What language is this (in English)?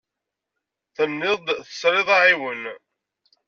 Kabyle